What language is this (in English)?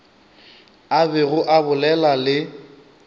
Northern Sotho